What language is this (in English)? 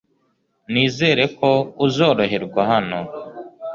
Kinyarwanda